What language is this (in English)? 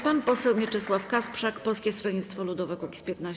Polish